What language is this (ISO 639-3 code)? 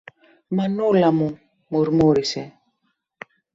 ell